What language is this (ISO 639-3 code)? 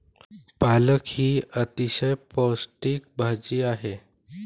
mar